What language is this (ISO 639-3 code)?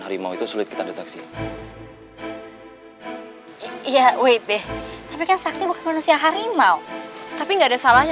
ind